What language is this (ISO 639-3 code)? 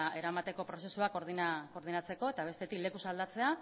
eus